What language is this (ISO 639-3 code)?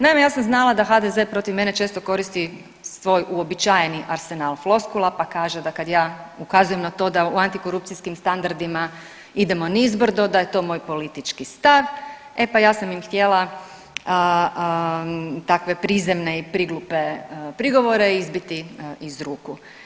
hrv